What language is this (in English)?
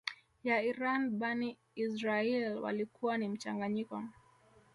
Swahili